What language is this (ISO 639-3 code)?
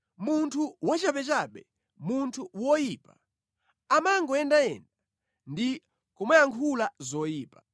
nya